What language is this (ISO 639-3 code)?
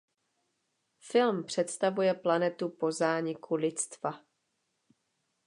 ces